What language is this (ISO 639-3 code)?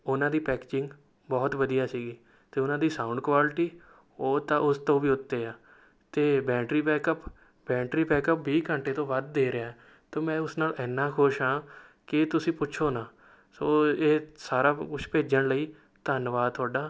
pan